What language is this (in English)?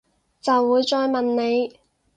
Cantonese